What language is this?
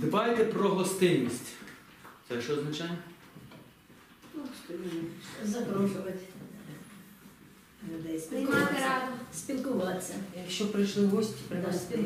Ukrainian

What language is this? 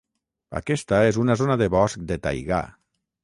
Catalan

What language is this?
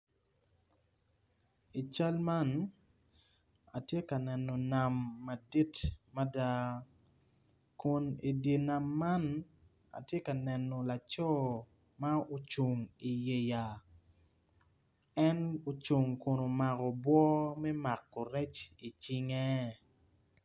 Acoli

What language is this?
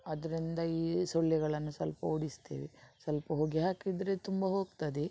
Kannada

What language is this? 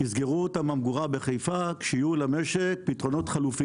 Hebrew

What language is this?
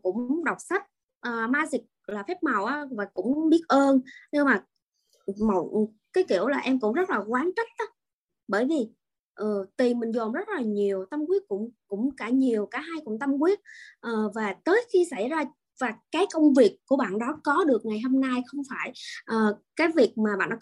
Vietnamese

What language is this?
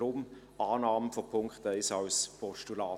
Swiss German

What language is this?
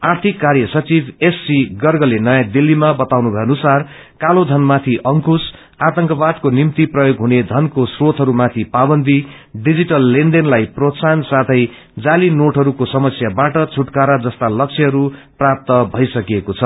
Nepali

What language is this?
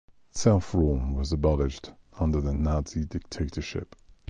English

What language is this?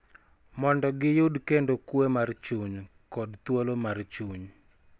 Luo (Kenya and Tanzania)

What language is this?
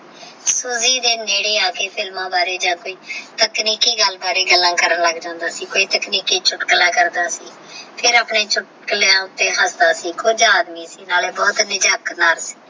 Punjabi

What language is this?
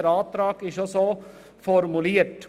Swiss German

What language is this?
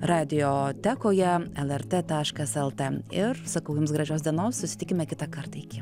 Lithuanian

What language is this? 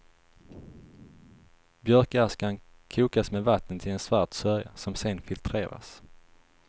Swedish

